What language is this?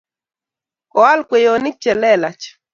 Kalenjin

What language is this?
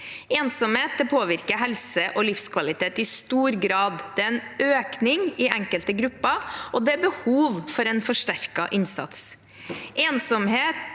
Norwegian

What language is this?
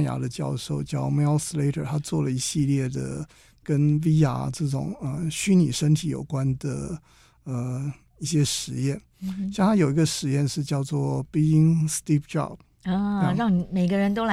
Chinese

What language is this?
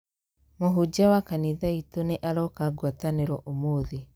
Kikuyu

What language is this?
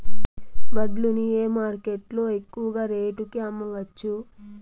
Telugu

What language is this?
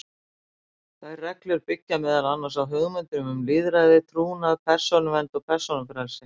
Icelandic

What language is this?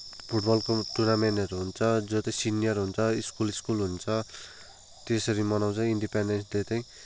Nepali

